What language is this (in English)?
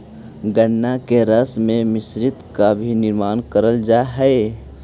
Magahi